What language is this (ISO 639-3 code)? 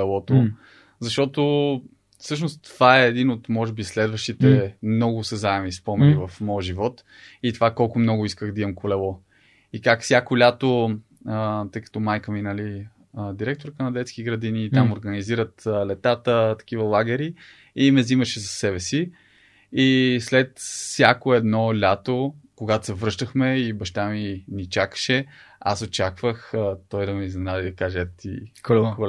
bul